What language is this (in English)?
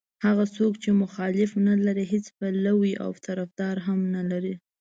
Pashto